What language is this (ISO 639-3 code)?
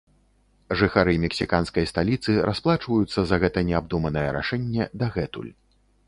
bel